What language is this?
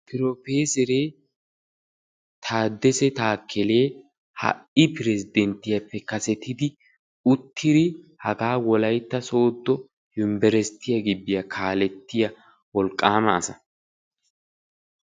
Wolaytta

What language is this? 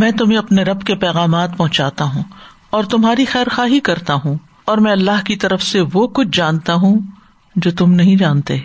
Urdu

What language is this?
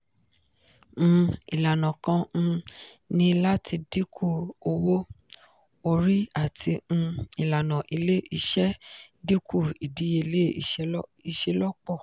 Yoruba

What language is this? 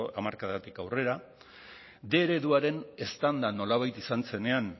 Basque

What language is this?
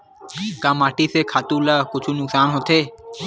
Chhattisgarhi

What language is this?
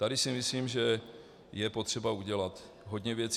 Czech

